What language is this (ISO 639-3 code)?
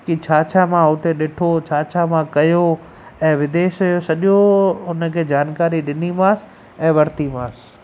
snd